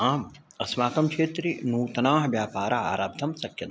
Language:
Sanskrit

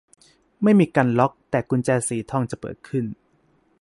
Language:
Thai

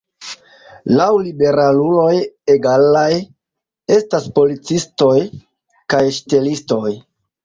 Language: Esperanto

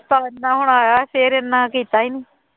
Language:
Punjabi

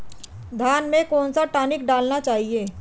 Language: Hindi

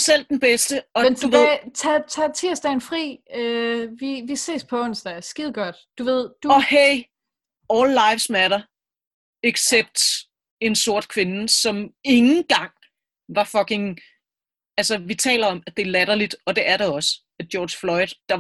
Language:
Danish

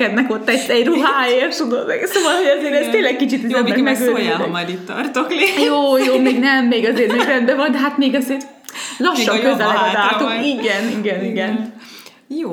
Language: Hungarian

